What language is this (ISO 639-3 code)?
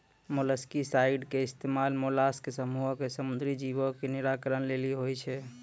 mai